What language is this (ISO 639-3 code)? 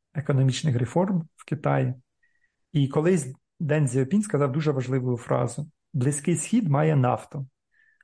ukr